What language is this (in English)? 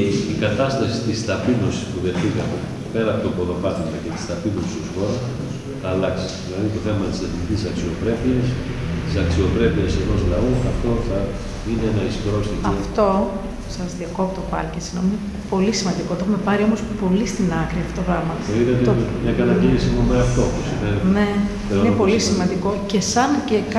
Greek